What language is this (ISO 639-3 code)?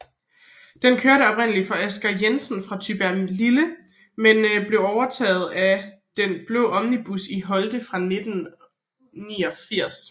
dan